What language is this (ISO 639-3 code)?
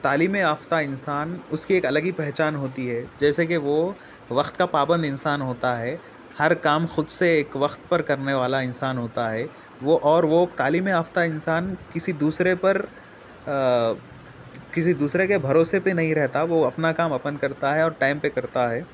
urd